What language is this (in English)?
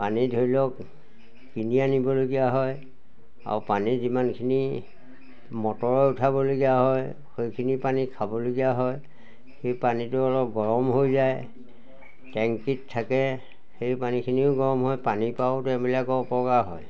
Assamese